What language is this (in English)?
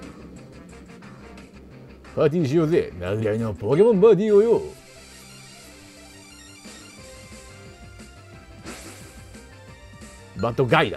Japanese